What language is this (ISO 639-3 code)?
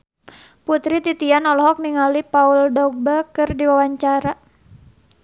sun